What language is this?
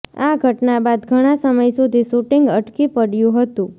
Gujarati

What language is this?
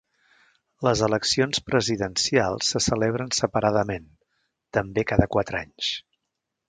Catalan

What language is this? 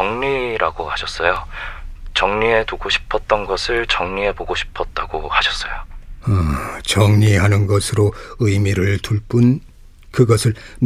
Korean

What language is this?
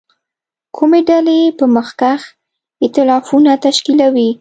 Pashto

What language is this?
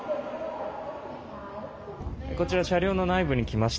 Japanese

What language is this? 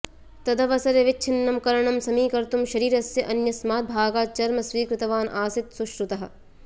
Sanskrit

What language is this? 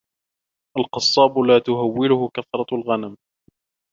Arabic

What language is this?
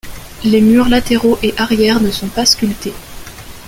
French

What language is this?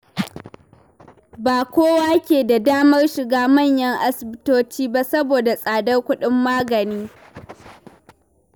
Hausa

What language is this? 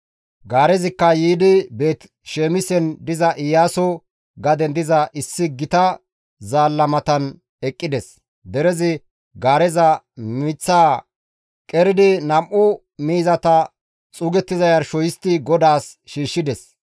Gamo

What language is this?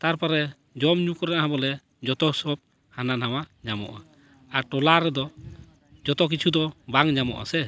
Santali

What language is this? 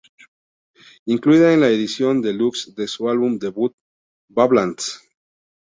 Spanish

